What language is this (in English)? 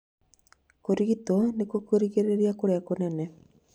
Kikuyu